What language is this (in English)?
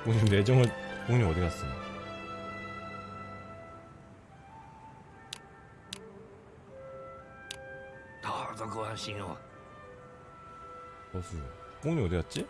Korean